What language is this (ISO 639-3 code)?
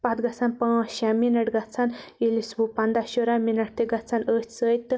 kas